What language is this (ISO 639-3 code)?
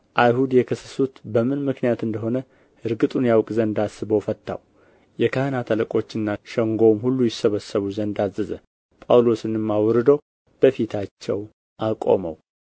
amh